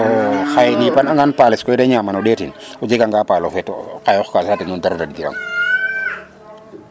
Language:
Serer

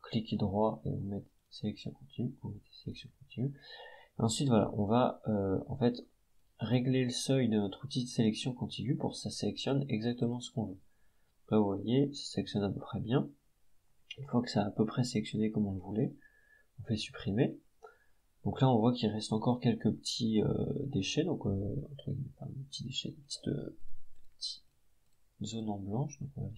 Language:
French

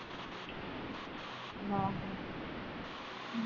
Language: Punjabi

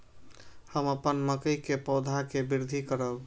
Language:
Maithili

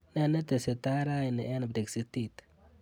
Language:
Kalenjin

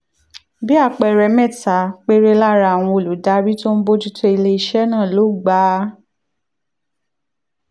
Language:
Yoruba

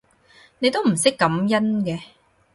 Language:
Cantonese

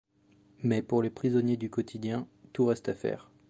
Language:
French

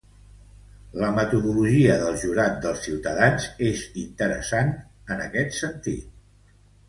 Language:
Catalan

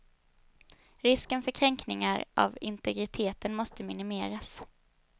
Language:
Swedish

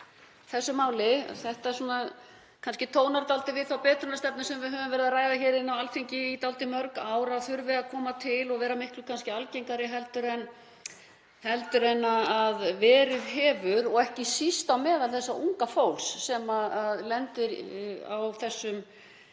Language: Icelandic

